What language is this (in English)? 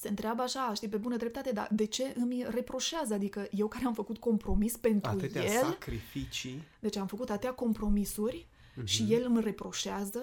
Romanian